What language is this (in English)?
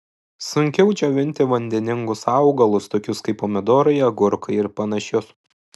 Lithuanian